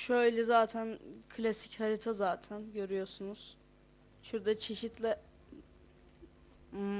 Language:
Turkish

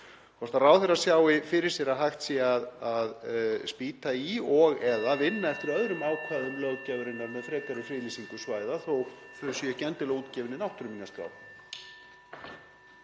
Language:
Icelandic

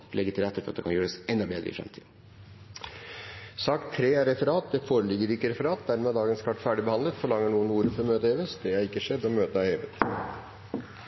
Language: Norwegian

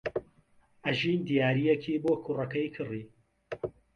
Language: Central Kurdish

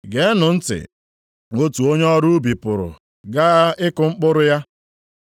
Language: Igbo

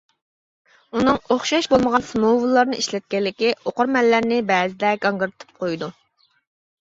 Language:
Uyghur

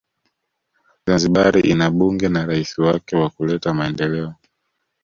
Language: Swahili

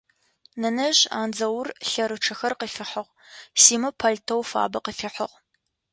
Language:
Adyghe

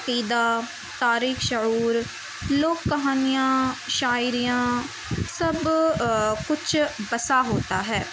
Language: Urdu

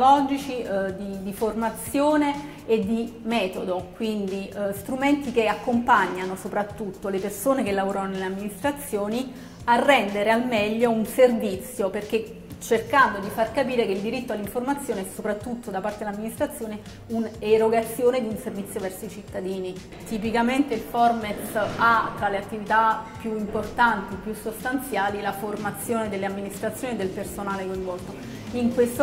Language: Italian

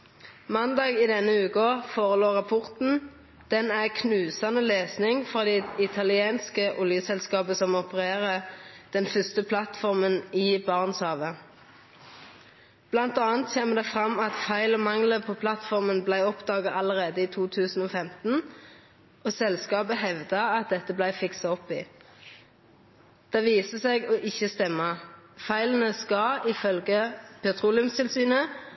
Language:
Norwegian Nynorsk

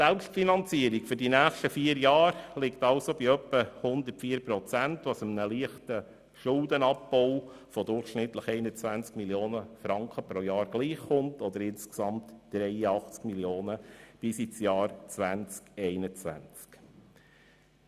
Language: Swiss German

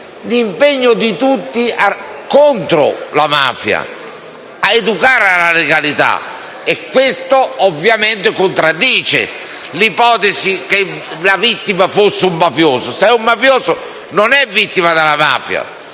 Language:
Italian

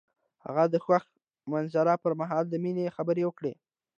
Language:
Pashto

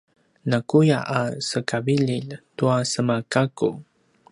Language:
Paiwan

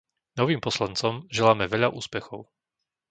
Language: Slovak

